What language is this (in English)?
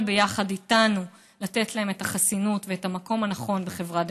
Hebrew